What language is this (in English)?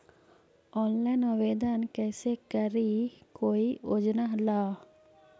Magahi